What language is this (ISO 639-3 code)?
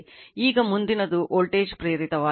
kan